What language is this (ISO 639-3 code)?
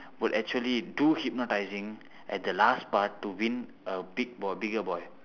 eng